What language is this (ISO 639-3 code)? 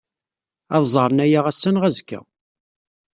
kab